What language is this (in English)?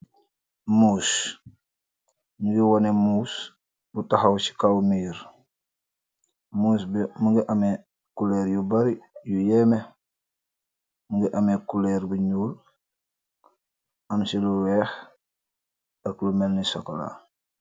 Wolof